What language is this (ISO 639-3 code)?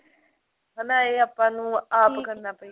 pan